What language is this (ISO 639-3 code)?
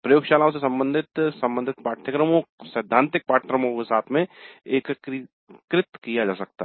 hin